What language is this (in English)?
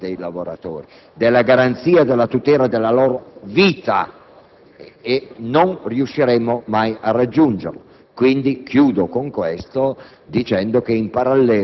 Italian